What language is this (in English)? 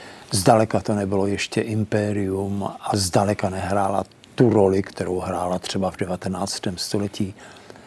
Czech